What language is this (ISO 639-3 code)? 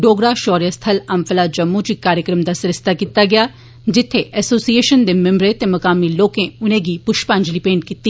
doi